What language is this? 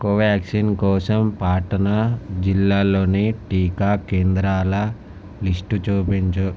Telugu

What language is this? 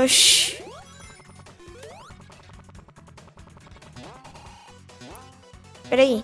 Portuguese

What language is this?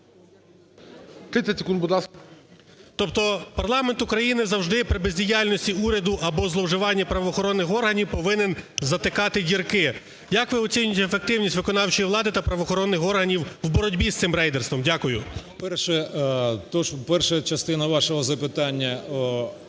Ukrainian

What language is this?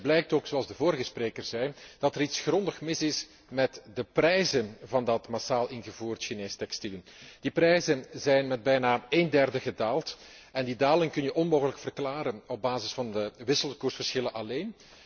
Dutch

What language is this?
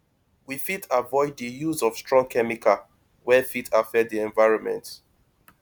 Nigerian Pidgin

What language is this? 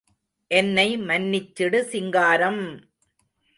Tamil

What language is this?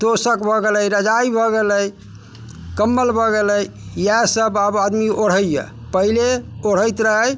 Maithili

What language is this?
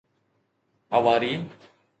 Sindhi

